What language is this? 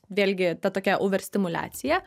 Lithuanian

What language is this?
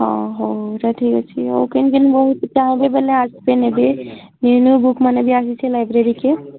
Odia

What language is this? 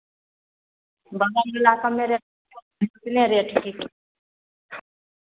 Maithili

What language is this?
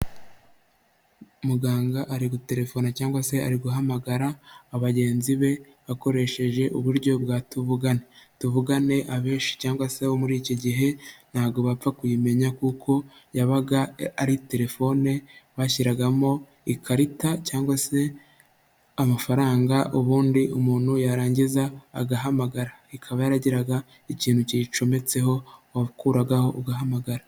Kinyarwanda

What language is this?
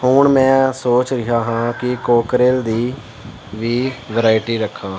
Punjabi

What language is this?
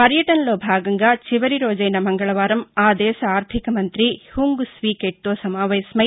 Telugu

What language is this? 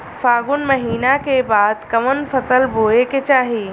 Bhojpuri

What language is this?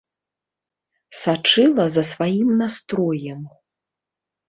Belarusian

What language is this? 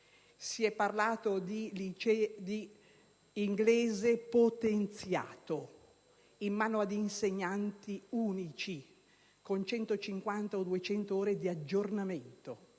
Italian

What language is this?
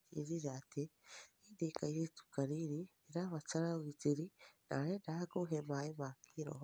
Kikuyu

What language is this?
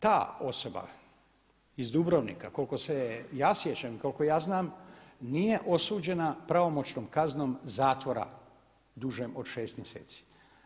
Croatian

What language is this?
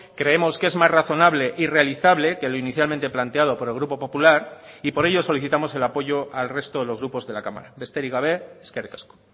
Spanish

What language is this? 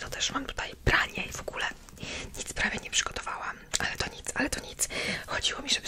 Polish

